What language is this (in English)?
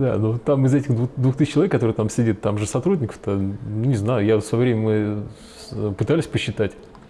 Russian